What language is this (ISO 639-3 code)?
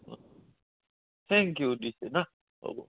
asm